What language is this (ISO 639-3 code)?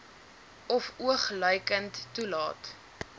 afr